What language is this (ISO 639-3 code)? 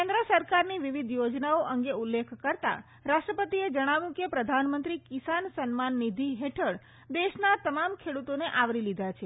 guj